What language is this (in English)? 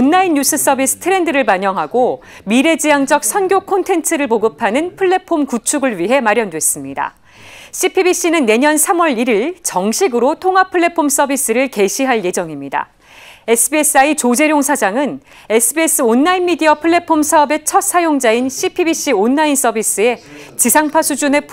Korean